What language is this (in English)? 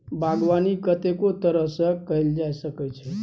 Maithili